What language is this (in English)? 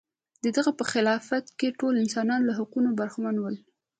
Pashto